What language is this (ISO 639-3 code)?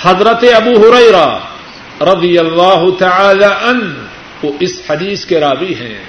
urd